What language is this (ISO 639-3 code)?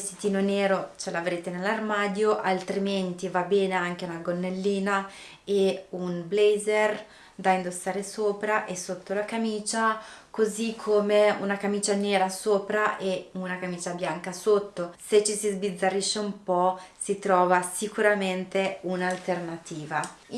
ita